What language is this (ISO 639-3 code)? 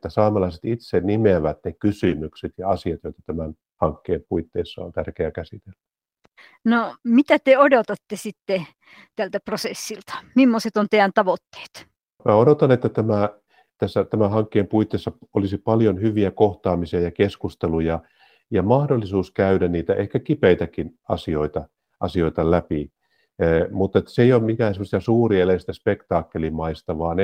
fin